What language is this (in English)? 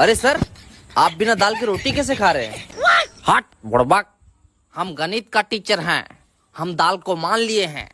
Hindi